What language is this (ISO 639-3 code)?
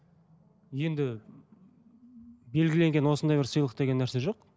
kaz